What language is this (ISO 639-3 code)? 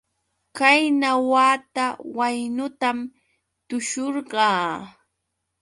qux